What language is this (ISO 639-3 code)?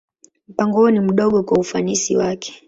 swa